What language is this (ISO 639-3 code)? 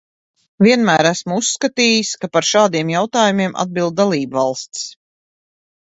lav